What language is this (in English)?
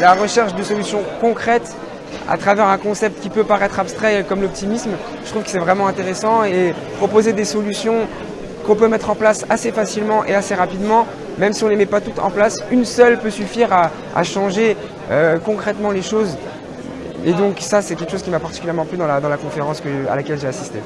French